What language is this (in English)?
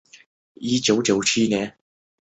Chinese